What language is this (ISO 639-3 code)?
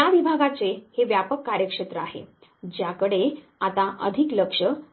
mar